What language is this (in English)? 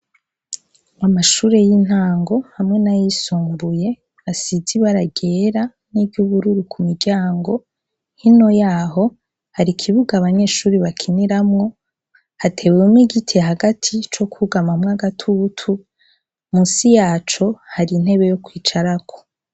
Rundi